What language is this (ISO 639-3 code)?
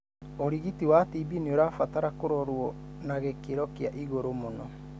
kik